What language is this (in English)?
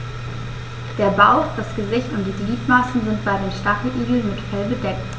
German